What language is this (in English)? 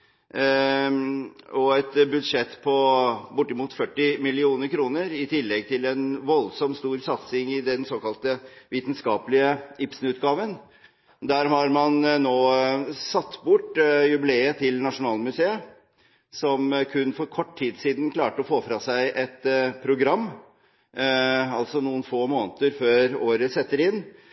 Norwegian Bokmål